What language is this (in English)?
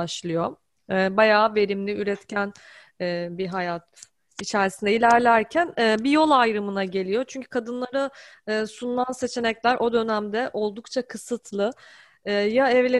Turkish